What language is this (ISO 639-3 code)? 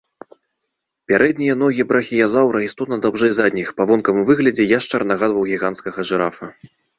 bel